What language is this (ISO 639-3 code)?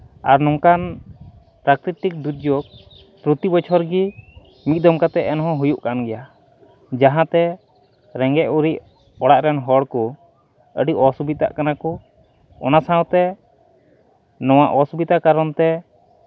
sat